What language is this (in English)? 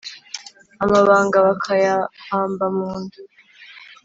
Kinyarwanda